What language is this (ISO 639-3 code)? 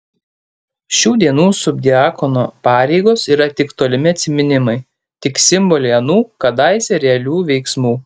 lit